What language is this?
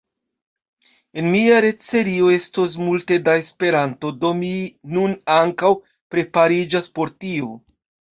Esperanto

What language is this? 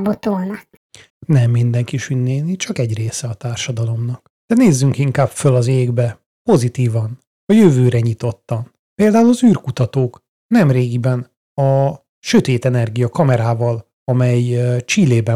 Hungarian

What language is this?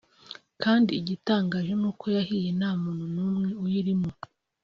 Kinyarwanda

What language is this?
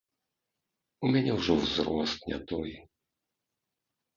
Belarusian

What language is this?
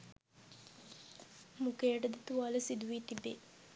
Sinhala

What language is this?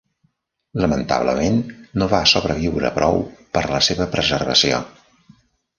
Catalan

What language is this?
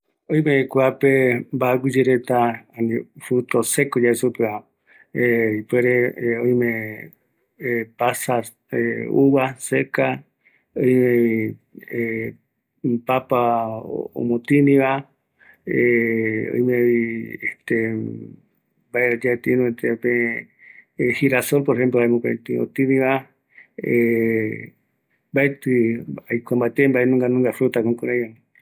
Eastern Bolivian Guaraní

